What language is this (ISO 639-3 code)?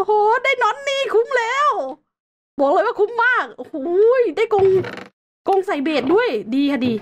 tha